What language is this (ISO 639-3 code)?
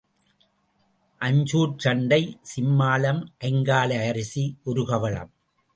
tam